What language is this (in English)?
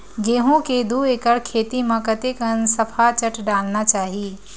Chhattisgarhi